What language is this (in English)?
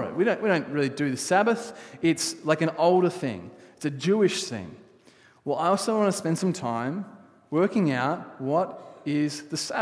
English